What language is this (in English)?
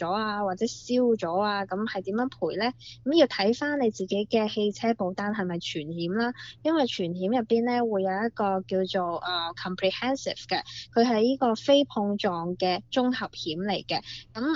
Chinese